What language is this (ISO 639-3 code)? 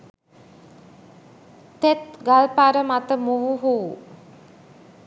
sin